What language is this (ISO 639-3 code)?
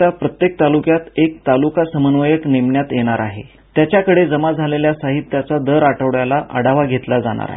mar